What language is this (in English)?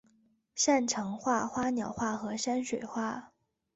Chinese